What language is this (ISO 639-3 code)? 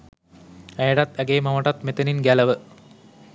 sin